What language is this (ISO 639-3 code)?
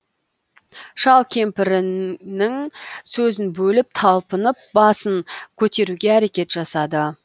kaz